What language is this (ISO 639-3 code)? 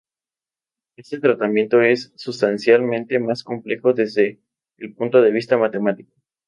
spa